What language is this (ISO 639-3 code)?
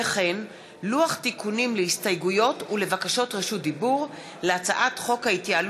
heb